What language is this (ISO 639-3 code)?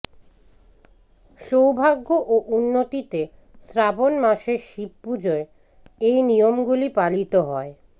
ben